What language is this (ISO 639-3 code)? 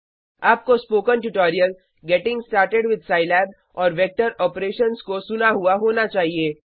hin